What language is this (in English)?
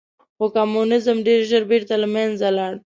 Pashto